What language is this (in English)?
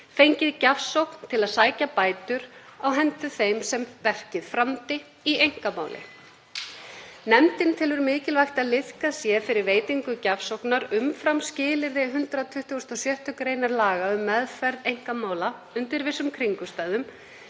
Icelandic